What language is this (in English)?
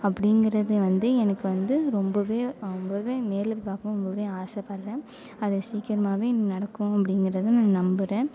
Tamil